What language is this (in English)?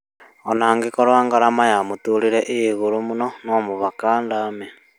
Kikuyu